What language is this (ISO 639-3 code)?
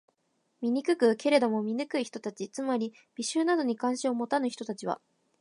jpn